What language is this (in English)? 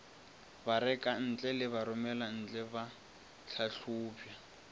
Northern Sotho